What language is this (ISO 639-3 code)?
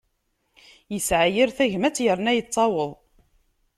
kab